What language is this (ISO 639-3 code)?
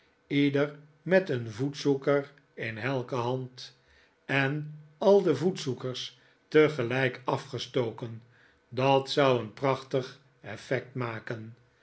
nld